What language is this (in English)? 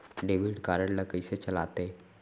Chhattisgarhi